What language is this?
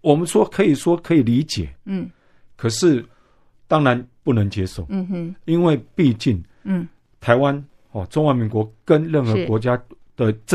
Chinese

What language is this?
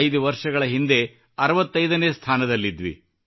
Kannada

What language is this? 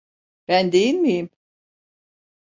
Turkish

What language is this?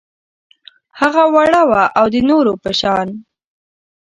Pashto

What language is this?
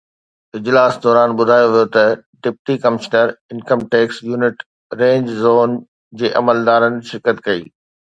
Sindhi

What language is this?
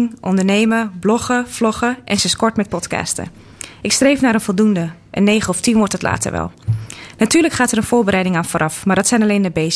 Dutch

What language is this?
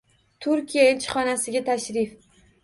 Uzbek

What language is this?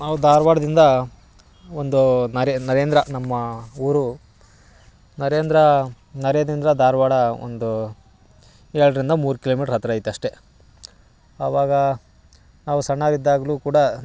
Kannada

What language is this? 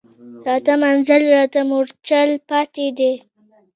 Pashto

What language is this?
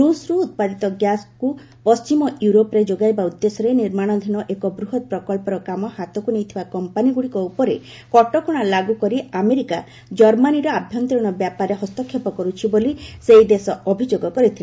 Odia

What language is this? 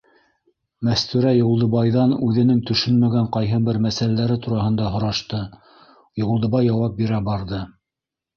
Bashkir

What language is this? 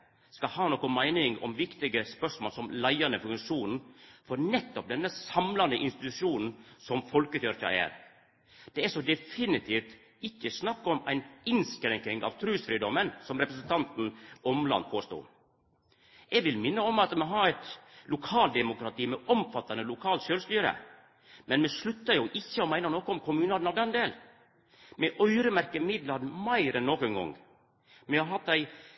Norwegian Nynorsk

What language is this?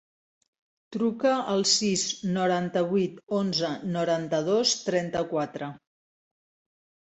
Catalan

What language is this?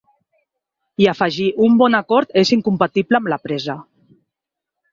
Catalan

